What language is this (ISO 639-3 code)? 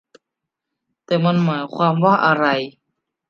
tha